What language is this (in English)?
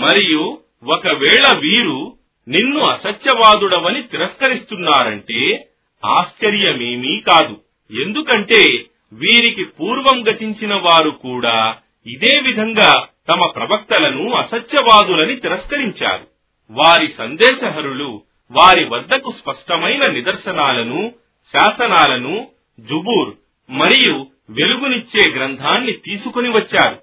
Telugu